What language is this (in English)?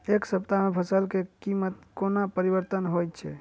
Maithili